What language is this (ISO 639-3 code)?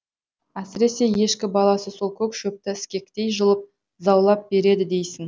kaz